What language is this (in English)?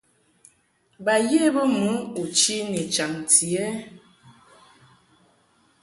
Mungaka